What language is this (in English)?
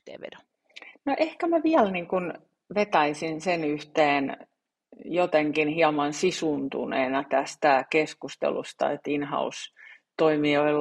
Finnish